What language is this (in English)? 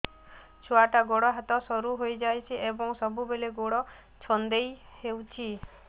Odia